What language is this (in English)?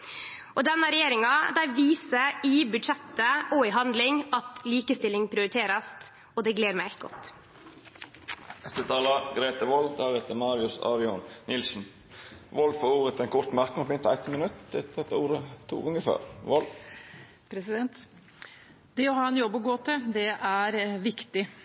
Norwegian